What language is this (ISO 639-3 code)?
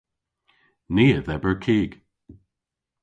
cor